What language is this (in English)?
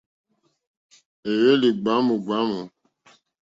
Mokpwe